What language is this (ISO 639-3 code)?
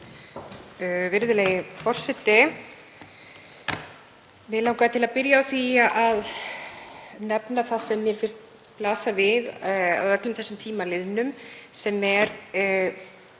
isl